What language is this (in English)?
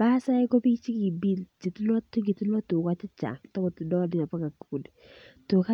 Kalenjin